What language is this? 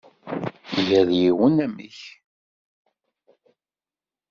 Kabyle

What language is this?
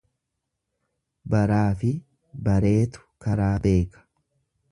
Oromo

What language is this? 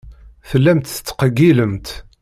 Kabyle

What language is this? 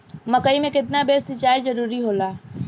Bhojpuri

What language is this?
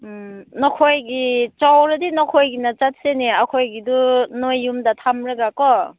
Manipuri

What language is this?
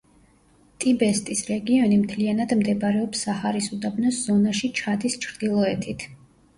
Georgian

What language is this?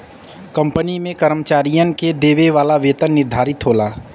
Bhojpuri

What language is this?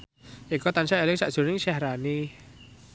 Javanese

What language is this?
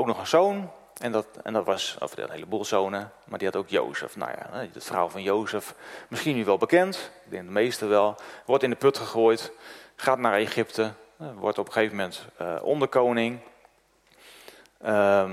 Dutch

